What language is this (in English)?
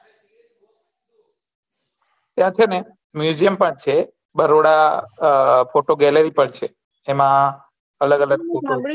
Gujarati